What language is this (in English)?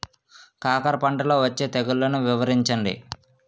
Telugu